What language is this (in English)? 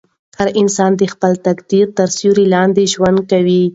Pashto